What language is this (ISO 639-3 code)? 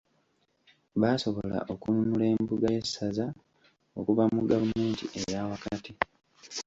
lug